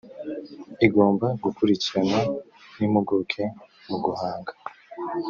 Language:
Kinyarwanda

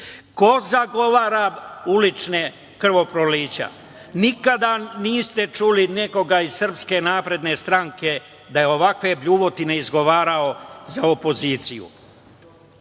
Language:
Serbian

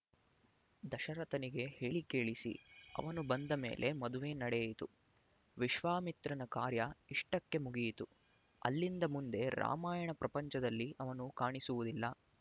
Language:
Kannada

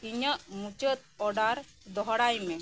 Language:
Santali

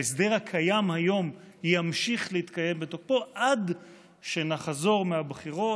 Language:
Hebrew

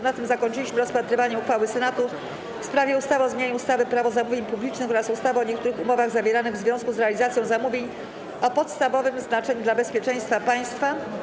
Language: Polish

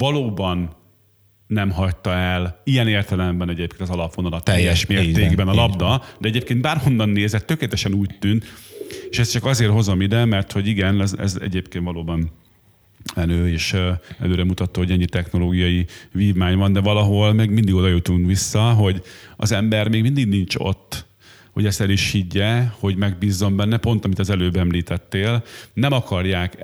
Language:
Hungarian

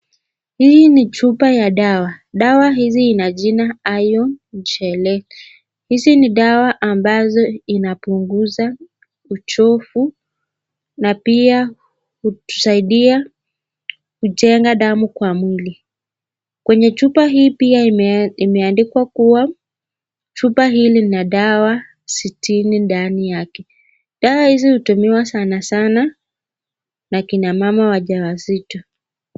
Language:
Swahili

